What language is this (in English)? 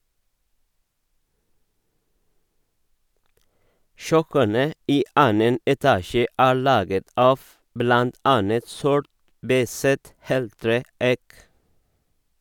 Norwegian